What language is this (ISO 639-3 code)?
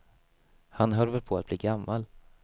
swe